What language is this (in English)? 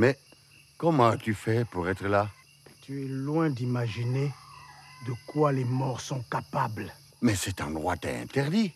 French